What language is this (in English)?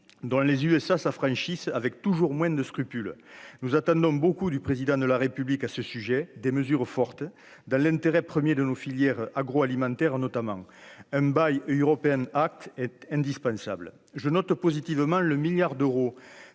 French